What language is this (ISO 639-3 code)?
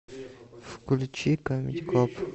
rus